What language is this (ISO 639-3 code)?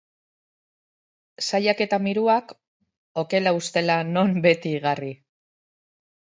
eus